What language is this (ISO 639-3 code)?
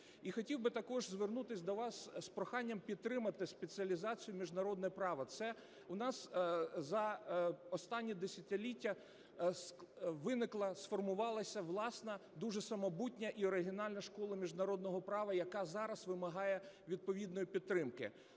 ukr